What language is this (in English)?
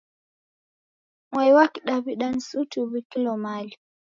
Taita